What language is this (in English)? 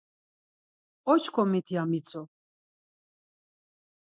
Laz